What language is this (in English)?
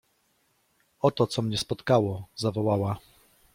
Polish